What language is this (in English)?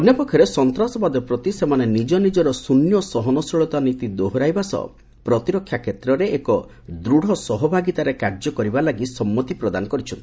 Odia